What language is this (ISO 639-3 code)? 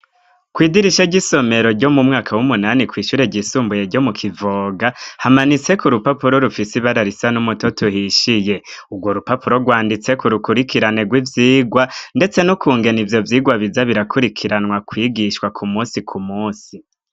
run